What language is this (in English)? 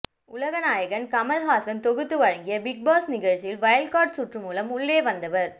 Tamil